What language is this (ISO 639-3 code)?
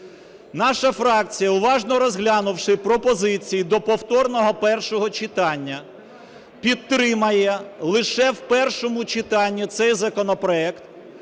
ukr